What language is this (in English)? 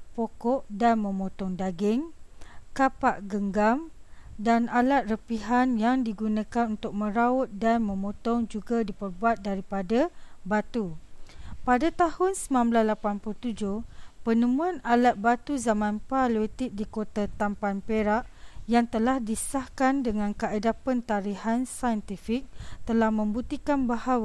Malay